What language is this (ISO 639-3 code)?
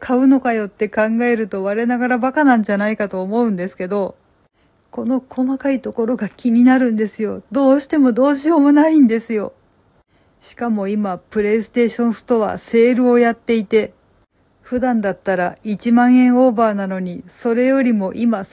jpn